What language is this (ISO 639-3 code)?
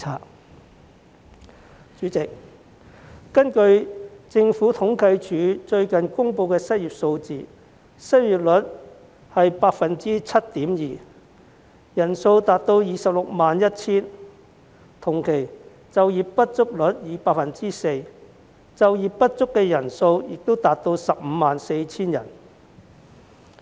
yue